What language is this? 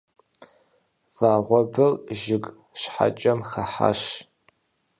Kabardian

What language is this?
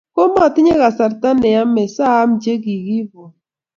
Kalenjin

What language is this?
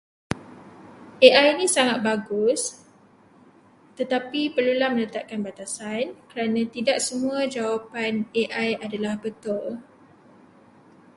Malay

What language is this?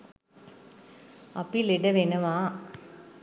Sinhala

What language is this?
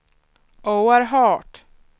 Swedish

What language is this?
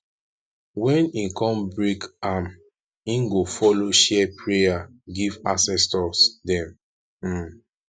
Nigerian Pidgin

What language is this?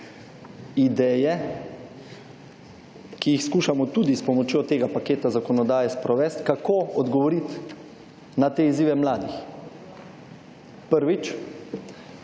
Slovenian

